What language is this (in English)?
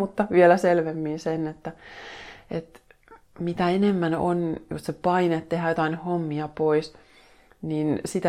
Finnish